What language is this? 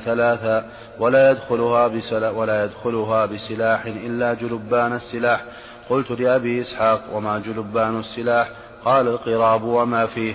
Arabic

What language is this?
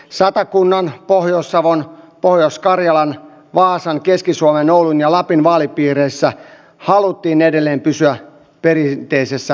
Finnish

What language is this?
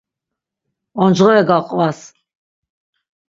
Laz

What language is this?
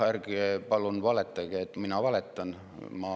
Estonian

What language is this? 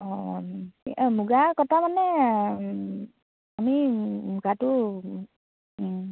Assamese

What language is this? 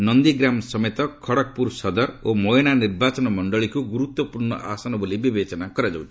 Odia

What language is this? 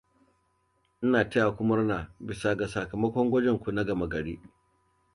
Hausa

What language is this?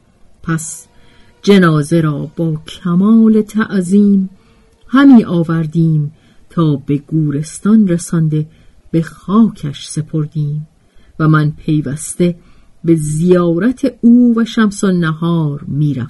Persian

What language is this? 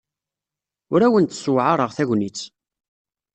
Kabyle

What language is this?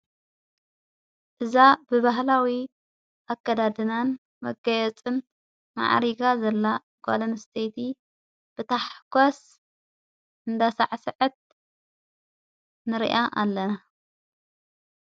Tigrinya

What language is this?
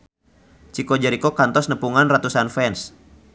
Sundanese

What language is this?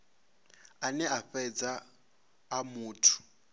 Venda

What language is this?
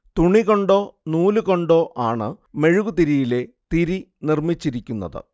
Malayalam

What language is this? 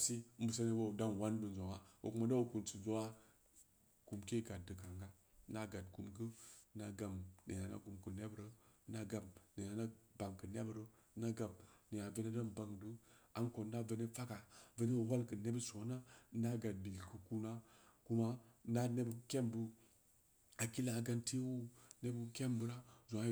Samba Leko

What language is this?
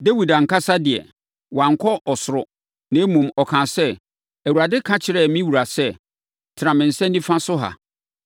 Akan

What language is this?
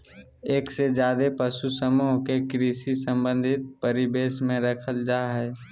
Magahi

